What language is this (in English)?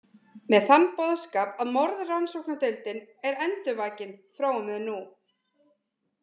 Icelandic